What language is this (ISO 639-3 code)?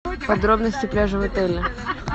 rus